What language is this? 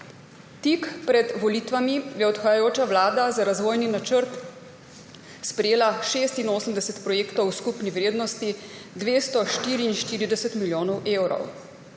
Slovenian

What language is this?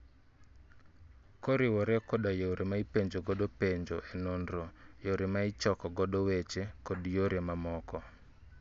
Luo (Kenya and Tanzania)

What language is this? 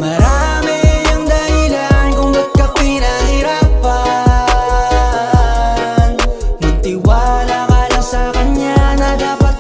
Filipino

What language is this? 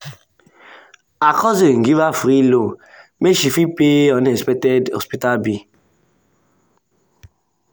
Nigerian Pidgin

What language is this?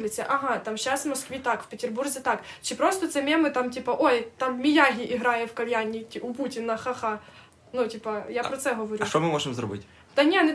Ukrainian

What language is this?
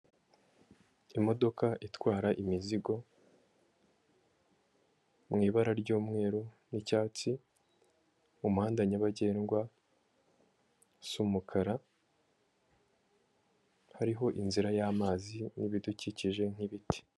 Kinyarwanda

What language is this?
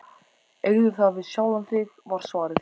Icelandic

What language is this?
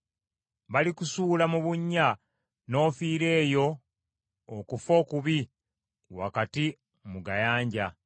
Ganda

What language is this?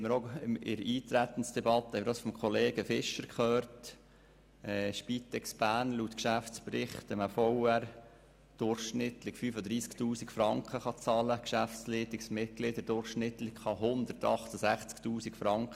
Swiss German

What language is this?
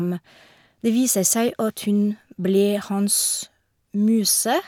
Norwegian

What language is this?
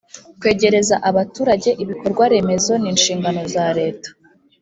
Kinyarwanda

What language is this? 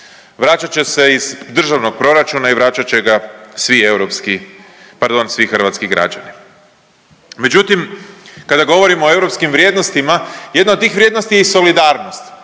Croatian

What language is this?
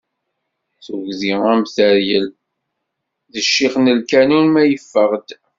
Kabyle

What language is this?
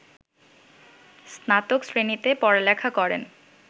Bangla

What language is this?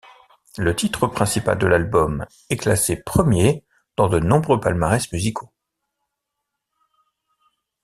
French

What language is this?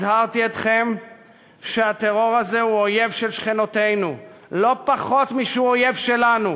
Hebrew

